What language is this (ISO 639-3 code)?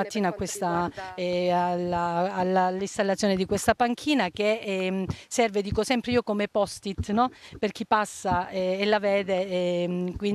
ita